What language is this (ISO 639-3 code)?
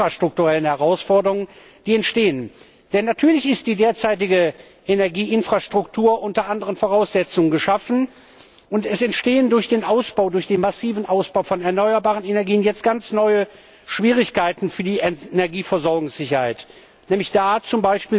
deu